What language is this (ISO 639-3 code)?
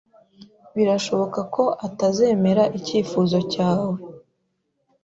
kin